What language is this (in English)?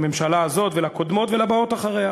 Hebrew